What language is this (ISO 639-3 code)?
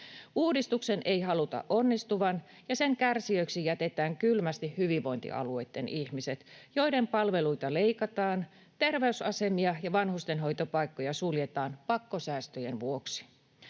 fin